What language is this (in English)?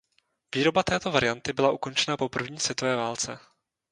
Czech